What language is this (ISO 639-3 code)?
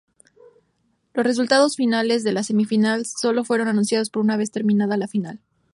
spa